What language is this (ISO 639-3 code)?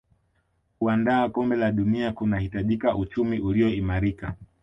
swa